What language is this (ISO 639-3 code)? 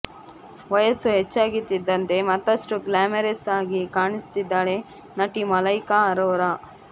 kan